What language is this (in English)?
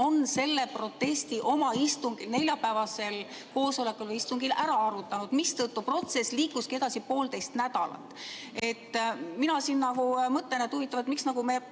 Estonian